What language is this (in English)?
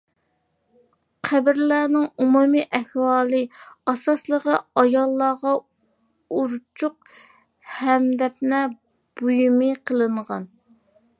Uyghur